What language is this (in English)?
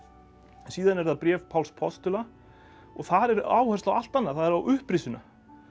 Icelandic